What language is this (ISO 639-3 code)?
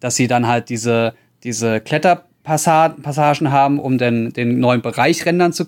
deu